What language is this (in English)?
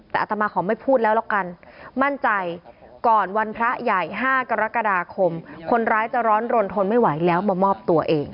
Thai